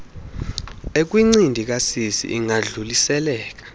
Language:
Xhosa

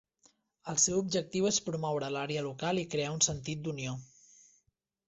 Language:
Catalan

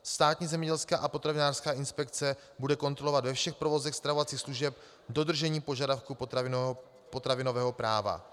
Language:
Czech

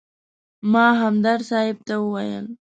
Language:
Pashto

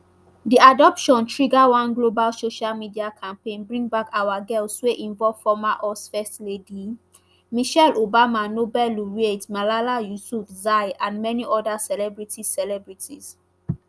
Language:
Nigerian Pidgin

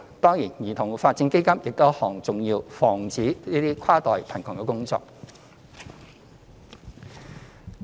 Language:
Cantonese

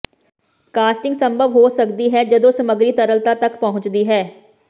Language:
Punjabi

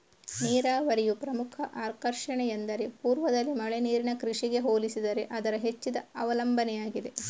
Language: Kannada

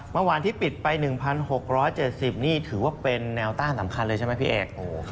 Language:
Thai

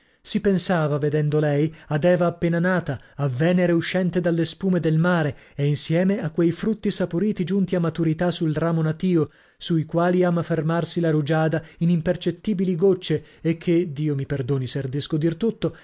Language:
Italian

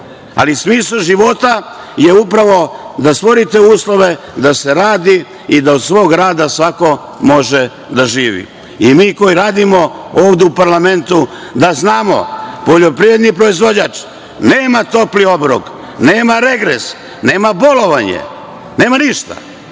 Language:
Serbian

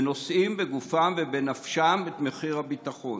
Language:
Hebrew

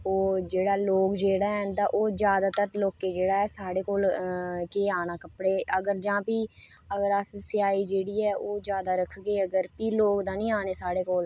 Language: Dogri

